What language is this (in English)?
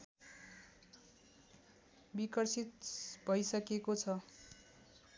Nepali